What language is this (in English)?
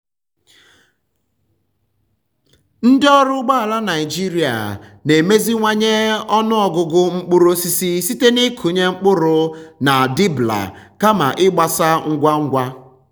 Igbo